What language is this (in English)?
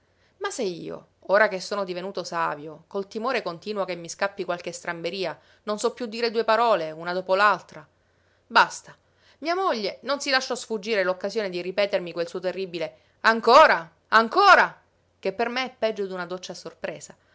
Italian